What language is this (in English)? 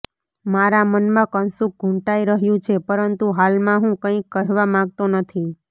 Gujarati